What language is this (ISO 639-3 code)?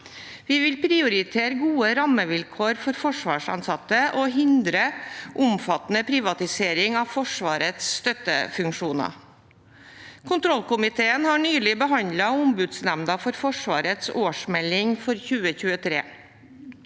nor